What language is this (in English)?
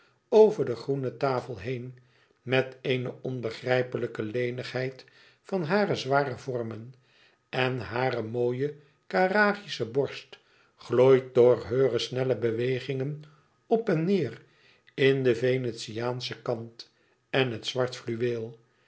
Dutch